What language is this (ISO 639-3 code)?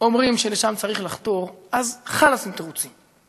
heb